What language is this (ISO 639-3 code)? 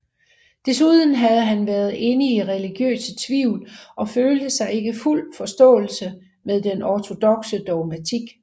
dan